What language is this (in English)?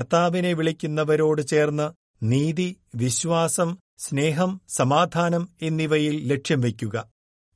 Malayalam